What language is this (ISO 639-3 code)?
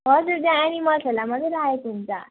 nep